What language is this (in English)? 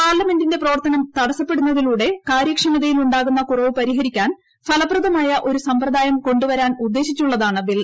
Malayalam